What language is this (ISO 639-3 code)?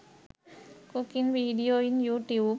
sin